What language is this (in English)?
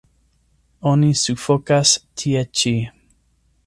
Esperanto